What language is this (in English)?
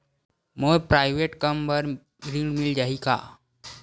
Chhattisgarhi